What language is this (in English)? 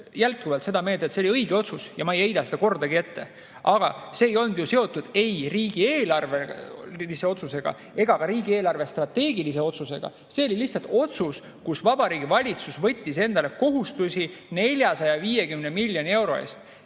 Estonian